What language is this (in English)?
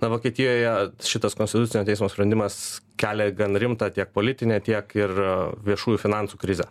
Lithuanian